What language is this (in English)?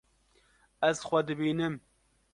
Kurdish